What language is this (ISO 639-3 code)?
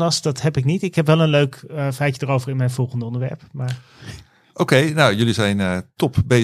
nld